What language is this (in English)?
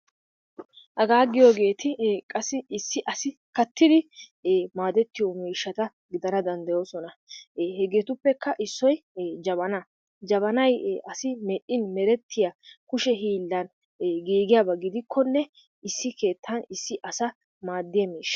Wolaytta